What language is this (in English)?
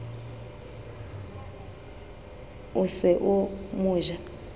Southern Sotho